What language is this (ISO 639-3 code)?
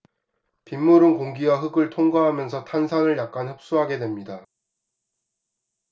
kor